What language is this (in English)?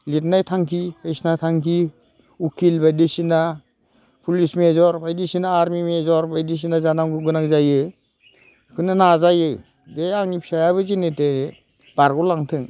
Bodo